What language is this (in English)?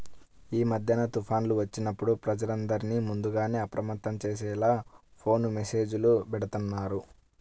Telugu